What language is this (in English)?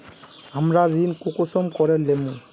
Magahi